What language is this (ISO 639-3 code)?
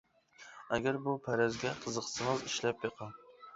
uig